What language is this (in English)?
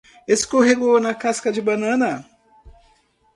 Portuguese